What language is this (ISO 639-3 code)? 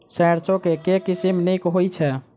mai